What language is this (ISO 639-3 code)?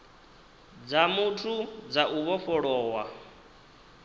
ven